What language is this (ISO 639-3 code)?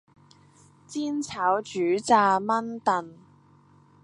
yue